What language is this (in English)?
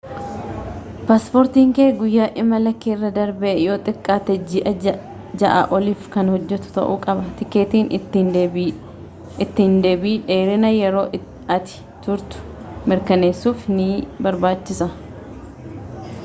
Oromo